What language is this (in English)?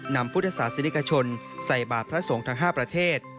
Thai